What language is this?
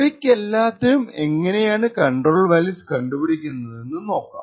Malayalam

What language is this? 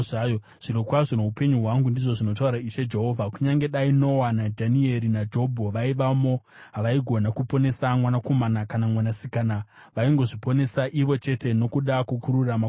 Shona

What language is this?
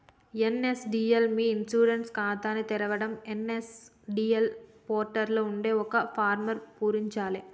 Telugu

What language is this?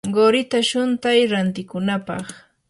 Yanahuanca Pasco Quechua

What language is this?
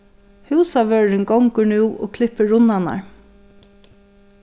Faroese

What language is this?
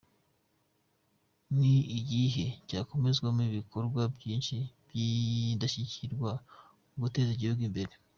Kinyarwanda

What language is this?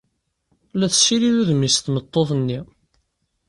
Kabyle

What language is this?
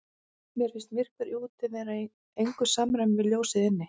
Icelandic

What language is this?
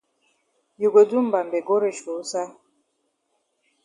Cameroon Pidgin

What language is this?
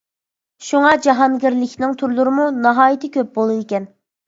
Uyghur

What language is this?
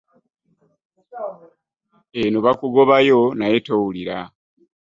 Ganda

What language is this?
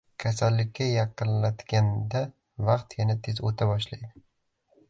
Uzbek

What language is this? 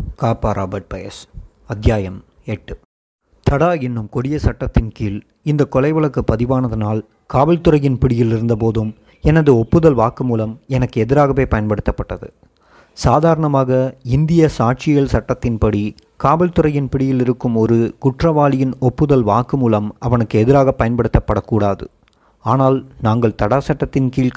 Tamil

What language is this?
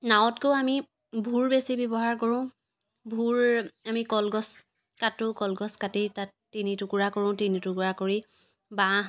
Assamese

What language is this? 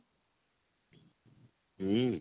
Odia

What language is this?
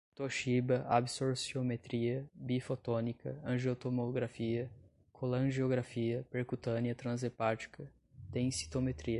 Portuguese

